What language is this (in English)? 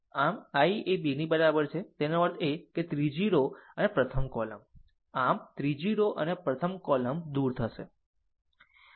Gujarati